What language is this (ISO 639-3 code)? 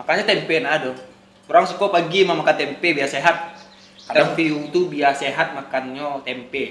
ind